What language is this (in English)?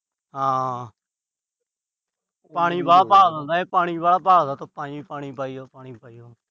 Punjabi